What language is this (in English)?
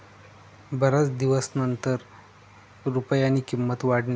Marathi